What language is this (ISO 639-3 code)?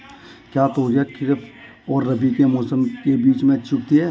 hin